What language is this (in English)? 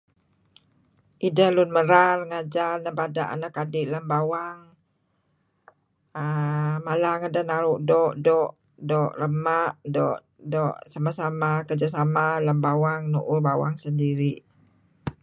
Kelabit